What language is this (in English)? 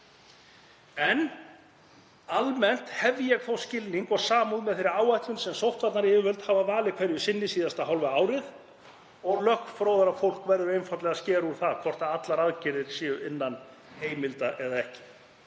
Icelandic